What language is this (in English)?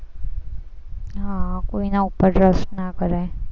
Gujarati